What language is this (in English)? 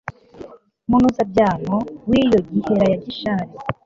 Kinyarwanda